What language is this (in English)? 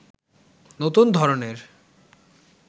Bangla